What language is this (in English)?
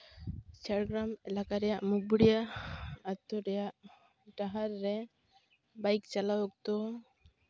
Santali